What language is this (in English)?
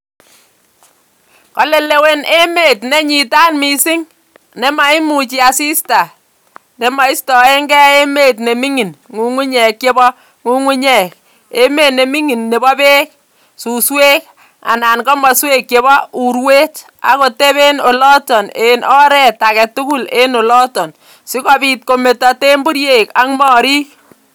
Kalenjin